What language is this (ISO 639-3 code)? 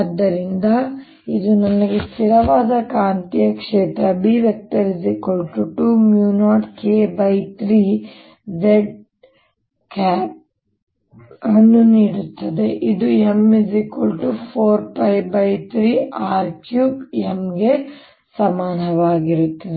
kan